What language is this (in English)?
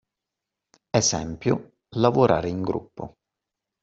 Italian